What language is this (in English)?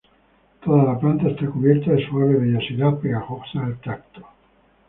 Spanish